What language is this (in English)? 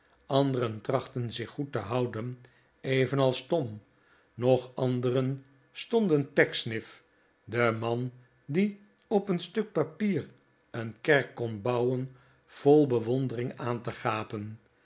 Dutch